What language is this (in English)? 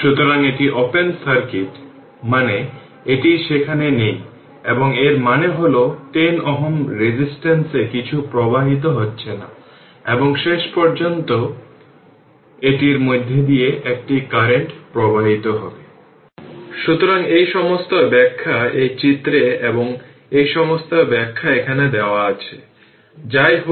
Bangla